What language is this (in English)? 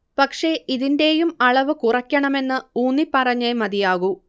Malayalam